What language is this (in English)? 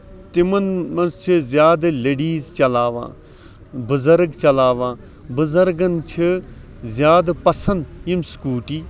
Kashmiri